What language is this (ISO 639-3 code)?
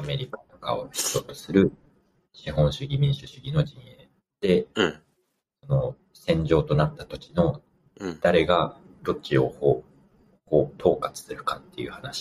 jpn